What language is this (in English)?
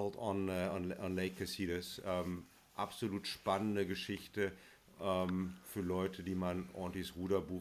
German